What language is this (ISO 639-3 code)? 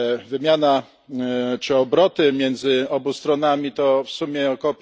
pol